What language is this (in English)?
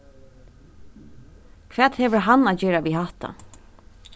Faroese